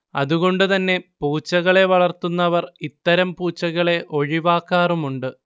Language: Malayalam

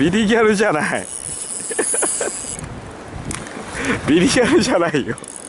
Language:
Japanese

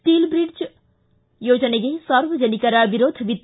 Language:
Kannada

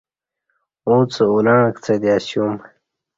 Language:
Kati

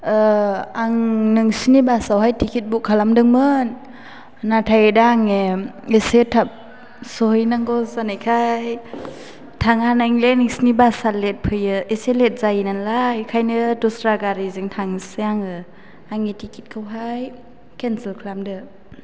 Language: Bodo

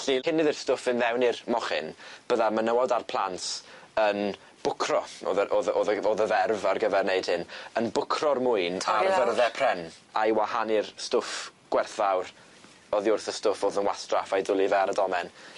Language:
Welsh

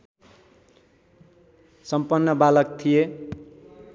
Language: Nepali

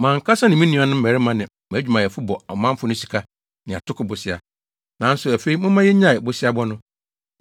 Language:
Akan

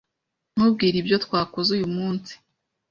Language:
Kinyarwanda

